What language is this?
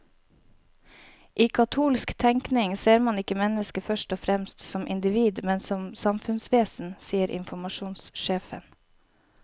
Norwegian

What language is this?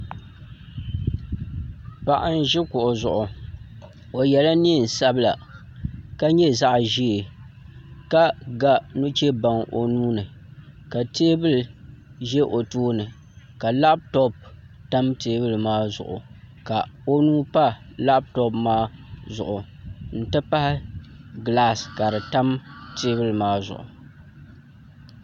Dagbani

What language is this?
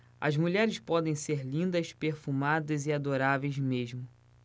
Portuguese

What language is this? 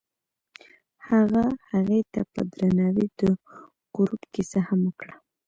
Pashto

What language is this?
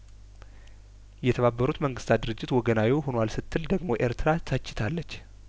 Amharic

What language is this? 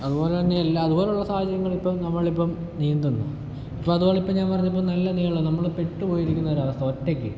Malayalam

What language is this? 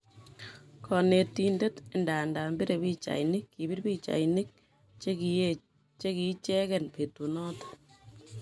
Kalenjin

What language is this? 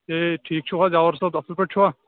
Kashmiri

